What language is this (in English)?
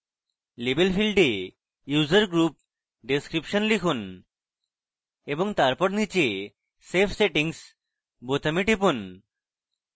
Bangla